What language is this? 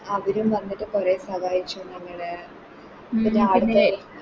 Malayalam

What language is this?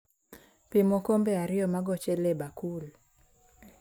Luo (Kenya and Tanzania)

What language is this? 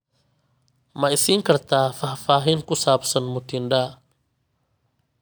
Somali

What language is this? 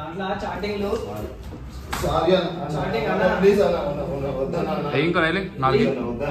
Telugu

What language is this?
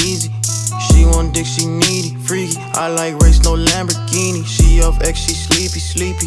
English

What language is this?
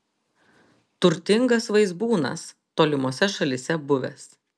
Lithuanian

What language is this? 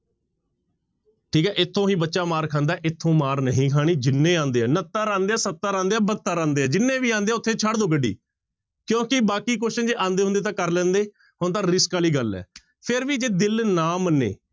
Punjabi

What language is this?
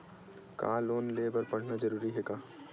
Chhattisgarhi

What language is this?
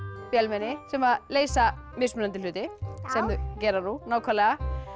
Icelandic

